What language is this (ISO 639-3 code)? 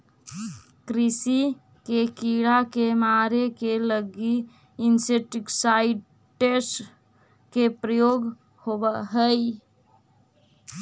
mag